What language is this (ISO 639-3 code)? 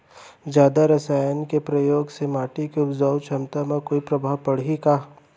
hne